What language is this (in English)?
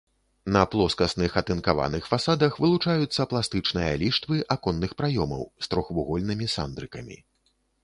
Belarusian